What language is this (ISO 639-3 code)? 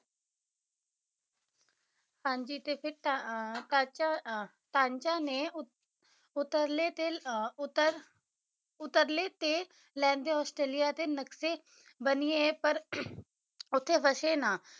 pan